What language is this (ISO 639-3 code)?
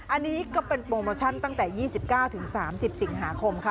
tha